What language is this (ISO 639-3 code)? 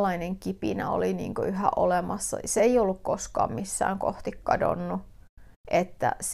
fin